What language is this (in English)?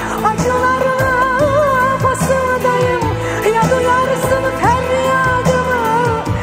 Turkish